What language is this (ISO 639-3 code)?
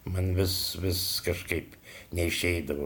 lit